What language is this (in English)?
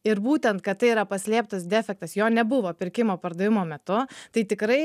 Lithuanian